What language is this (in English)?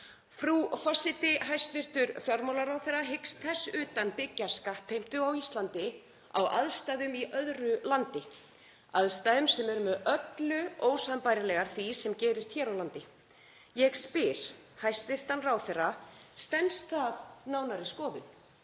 Icelandic